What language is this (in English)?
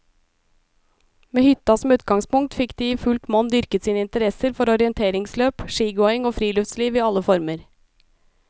Norwegian